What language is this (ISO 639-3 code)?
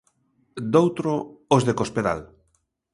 glg